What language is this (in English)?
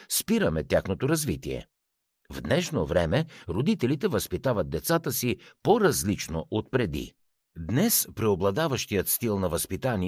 Bulgarian